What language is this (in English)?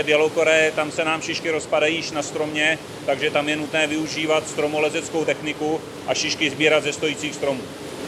Czech